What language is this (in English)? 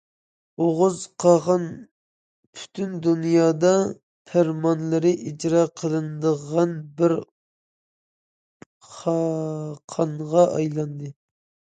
Uyghur